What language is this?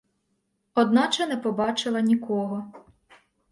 Ukrainian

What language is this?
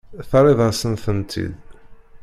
Kabyle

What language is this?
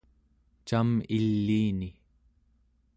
Central Yupik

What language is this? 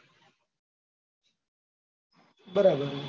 Gujarati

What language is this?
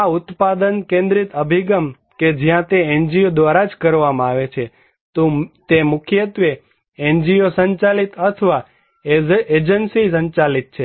Gujarati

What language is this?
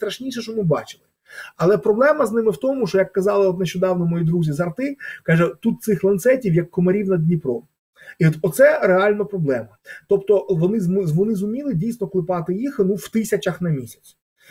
Ukrainian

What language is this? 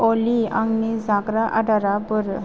Bodo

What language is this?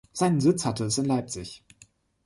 German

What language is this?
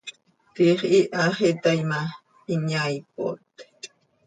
Seri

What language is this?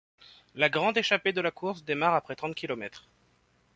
French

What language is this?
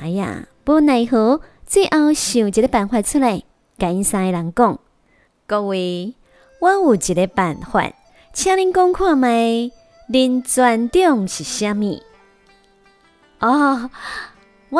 Chinese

